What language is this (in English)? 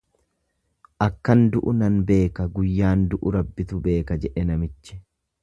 Oromo